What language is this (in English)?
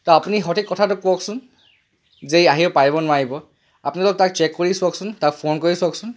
Assamese